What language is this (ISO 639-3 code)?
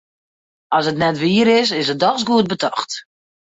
fry